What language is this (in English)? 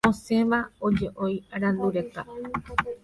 Guarani